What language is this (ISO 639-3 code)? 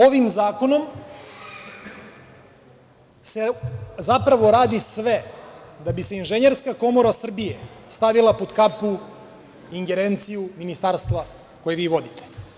srp